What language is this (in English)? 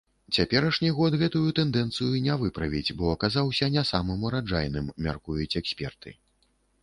Belarusian